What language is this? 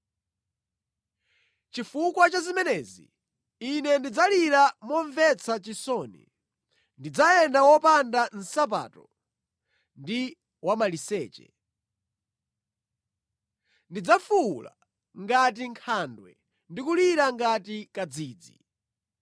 Nyanja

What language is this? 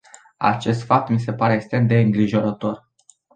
Romanian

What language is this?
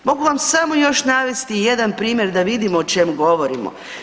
Croatian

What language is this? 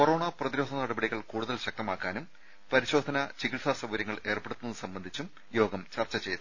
Malayalam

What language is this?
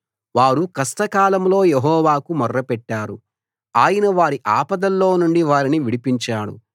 Telugu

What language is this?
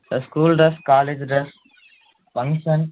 Tamil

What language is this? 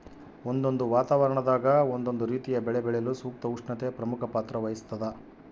Kannada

